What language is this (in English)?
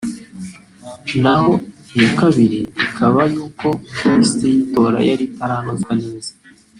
Kinyarwanda